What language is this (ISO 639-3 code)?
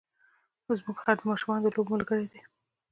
pus